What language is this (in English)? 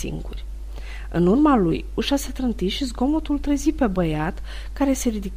Romanian